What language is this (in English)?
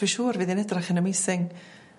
Welsh